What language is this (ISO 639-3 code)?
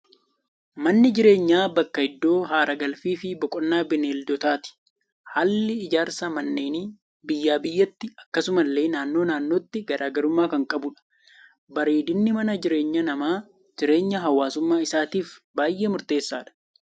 orm